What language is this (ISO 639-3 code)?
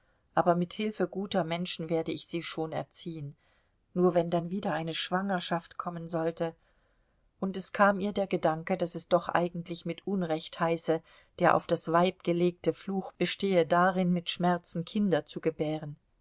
deu